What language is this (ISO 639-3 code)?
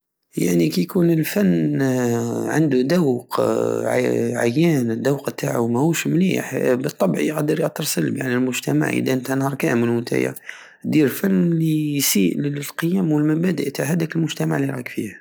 aao